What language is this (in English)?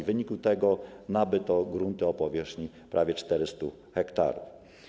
Polish